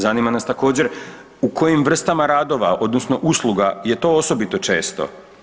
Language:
Croatian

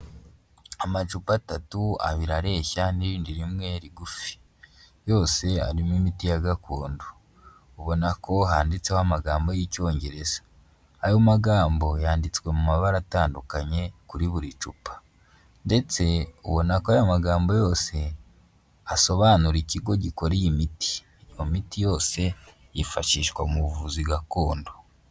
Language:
Kinyarwanda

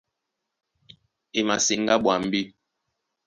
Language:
Duala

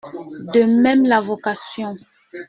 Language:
French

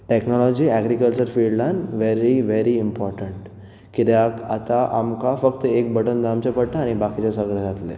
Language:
Konkani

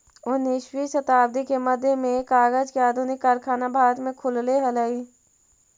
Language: Magahi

